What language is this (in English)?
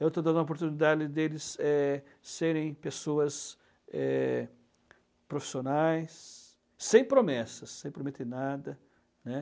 Portuguese